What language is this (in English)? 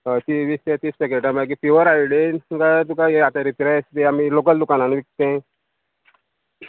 Konkani